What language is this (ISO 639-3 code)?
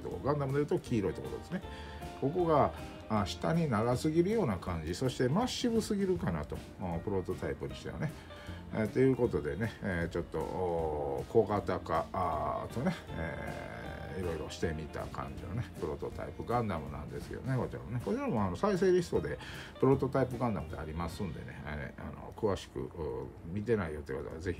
jpn